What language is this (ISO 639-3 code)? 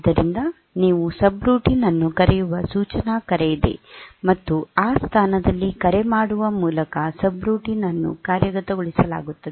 kan